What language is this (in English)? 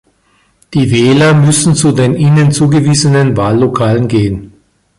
German